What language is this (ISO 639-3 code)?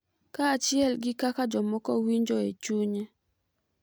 luo